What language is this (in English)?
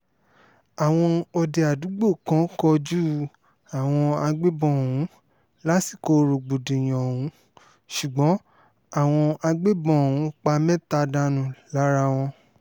Yoruba